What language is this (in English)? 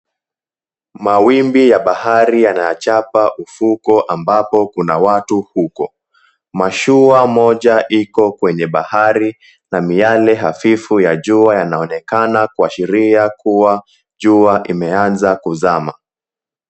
Swahili